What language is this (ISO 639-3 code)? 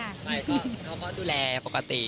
tha